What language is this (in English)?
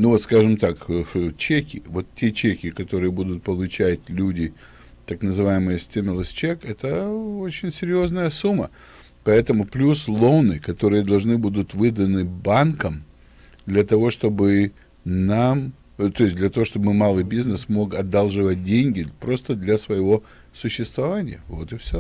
Russian